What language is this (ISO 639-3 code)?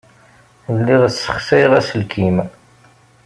kab